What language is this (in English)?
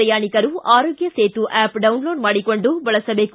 Kannada